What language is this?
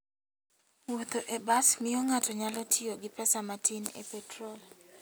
Luo (Kenya and Tanzania)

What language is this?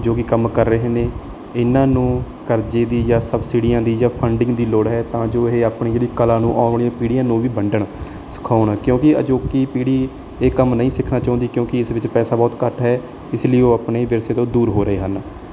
Punjabi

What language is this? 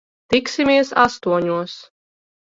Latvian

